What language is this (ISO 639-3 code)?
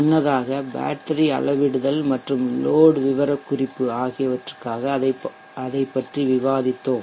tam